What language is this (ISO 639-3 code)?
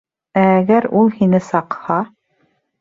bak